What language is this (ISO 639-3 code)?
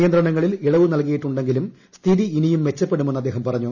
mal